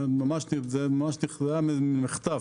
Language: Hebrew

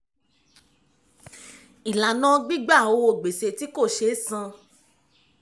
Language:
Yoruba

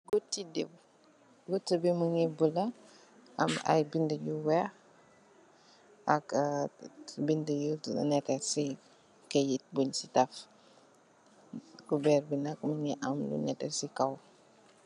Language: Wolof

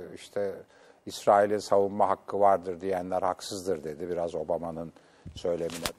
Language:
Turkish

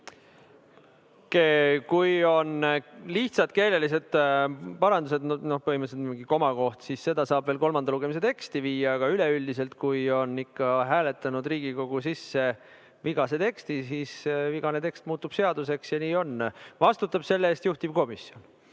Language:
Estonian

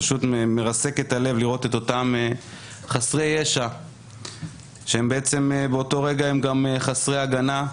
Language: Hebrew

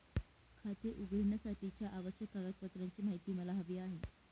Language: Marathi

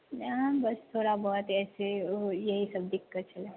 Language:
Maithili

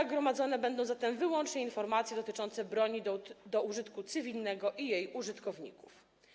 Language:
Polish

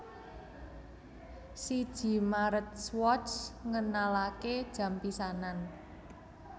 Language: Javanese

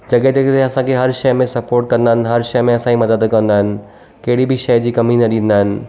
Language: Sindhi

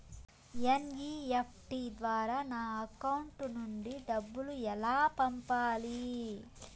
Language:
Telugu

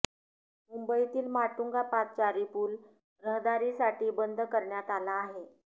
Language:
Marathi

